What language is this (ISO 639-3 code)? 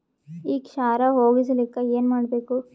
kan